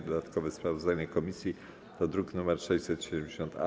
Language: Polish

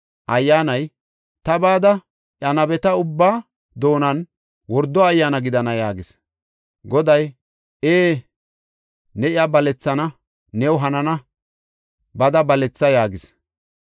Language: Gofa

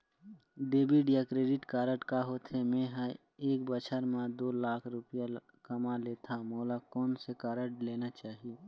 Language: Chhattisgarhi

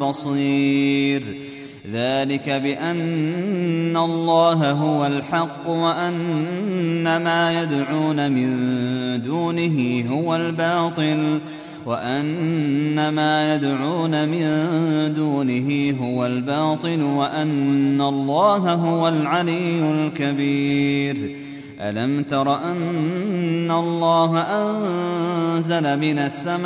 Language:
Arabic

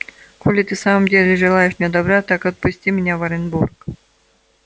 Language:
Russian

